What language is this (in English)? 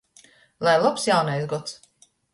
Latgalian